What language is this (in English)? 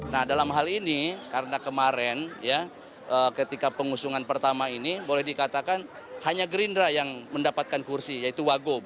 Indonesian